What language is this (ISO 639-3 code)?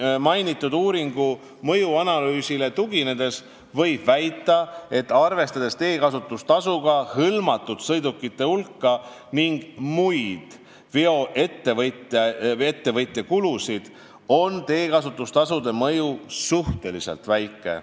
est